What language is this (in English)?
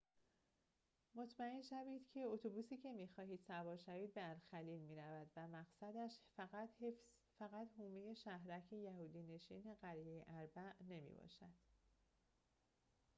Persian